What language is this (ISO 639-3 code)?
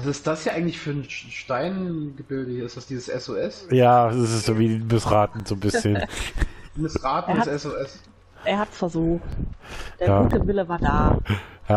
deu